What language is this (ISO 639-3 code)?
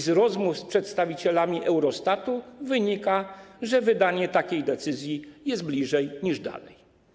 pol